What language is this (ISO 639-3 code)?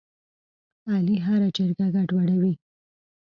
pus